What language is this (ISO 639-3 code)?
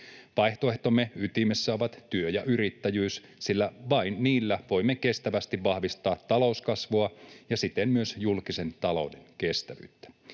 fin